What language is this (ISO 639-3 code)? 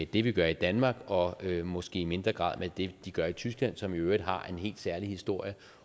dan